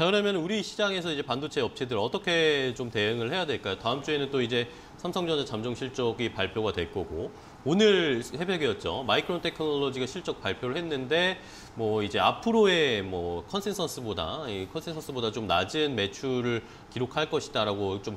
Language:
Korean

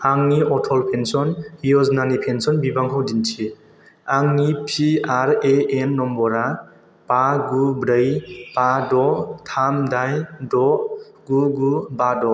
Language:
Bodo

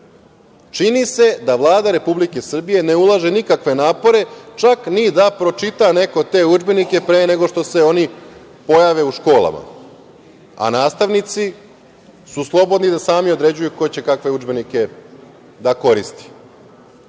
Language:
Serbian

